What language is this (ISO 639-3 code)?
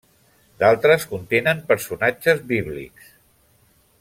cat